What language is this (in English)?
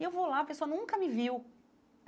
Portuguese